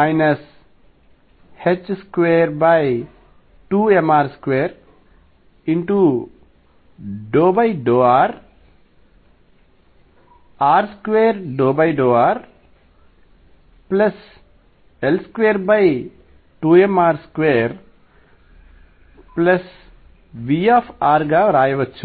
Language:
Telugu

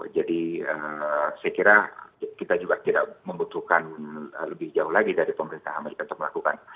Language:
Indonesian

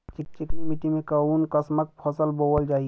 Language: Bhojpuri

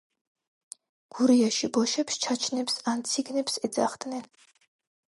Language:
Georgian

